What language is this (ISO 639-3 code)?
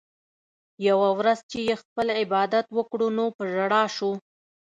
pus